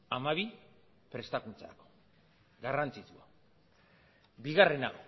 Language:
Basque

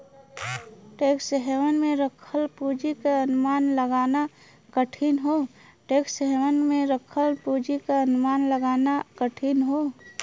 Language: Bhojpuri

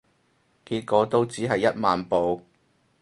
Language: Cantonese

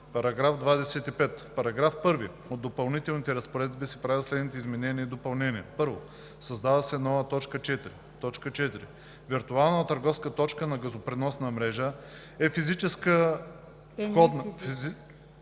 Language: Bulgarian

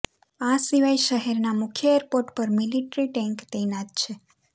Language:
Gujarati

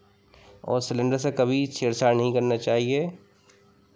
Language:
Hindi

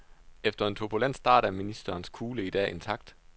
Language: Danish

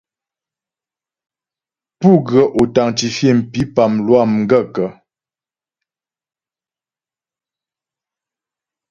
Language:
Ghomala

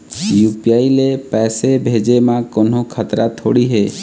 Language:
Chhattisgarhi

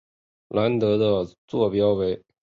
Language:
Chinese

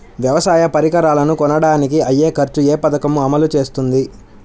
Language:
Telugu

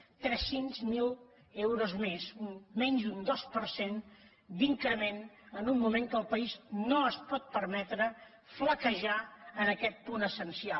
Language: Catalan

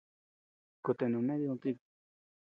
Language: Tepeuxila Cuicatec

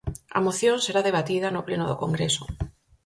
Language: Galician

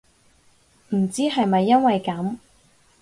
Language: Cantonese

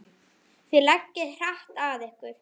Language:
Icelandic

